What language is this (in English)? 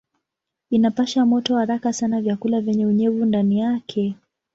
Swahili